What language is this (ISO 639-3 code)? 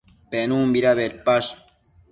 mcf